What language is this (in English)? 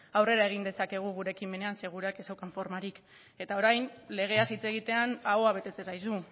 Basque